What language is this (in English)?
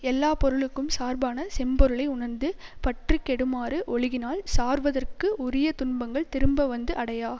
Tamil